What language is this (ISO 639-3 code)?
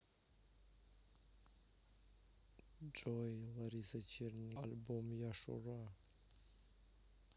rus